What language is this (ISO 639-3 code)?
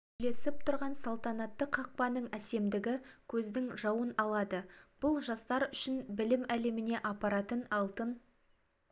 kaz